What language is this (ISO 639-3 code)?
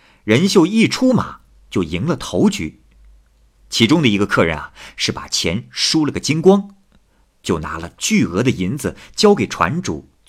zho